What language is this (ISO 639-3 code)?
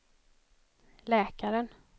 swe